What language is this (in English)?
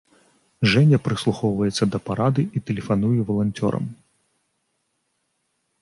Belarusian